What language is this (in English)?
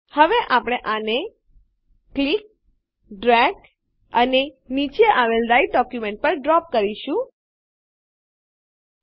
Gujarati